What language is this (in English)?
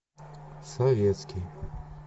Russian